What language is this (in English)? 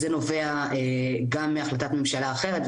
Hebrew